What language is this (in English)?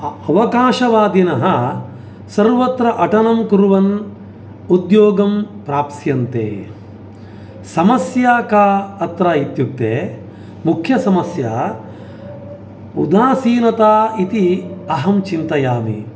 Sanskrit